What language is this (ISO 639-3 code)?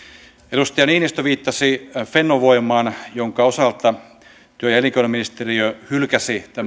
fin